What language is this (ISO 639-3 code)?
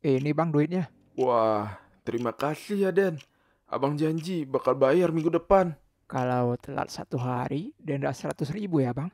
ind